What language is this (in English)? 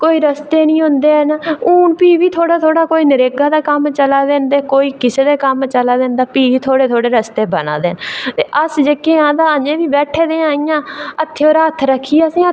Dogri